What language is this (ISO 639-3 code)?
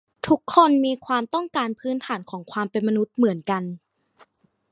tha